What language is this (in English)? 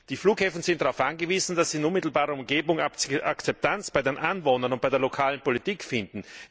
German